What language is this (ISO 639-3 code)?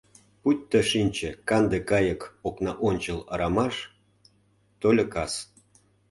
chm